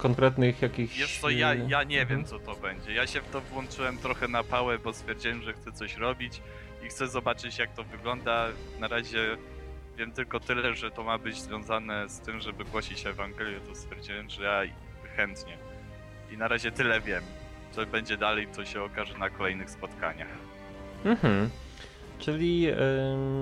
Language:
Polish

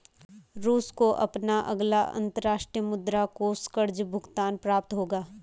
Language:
Hindi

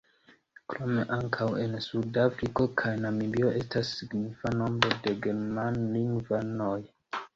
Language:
Esperanto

